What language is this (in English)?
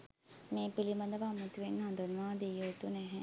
Sinhala